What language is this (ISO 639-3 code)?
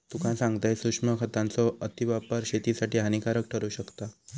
mar